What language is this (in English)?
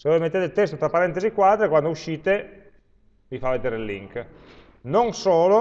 Italian